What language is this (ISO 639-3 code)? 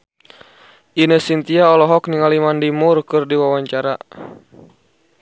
sun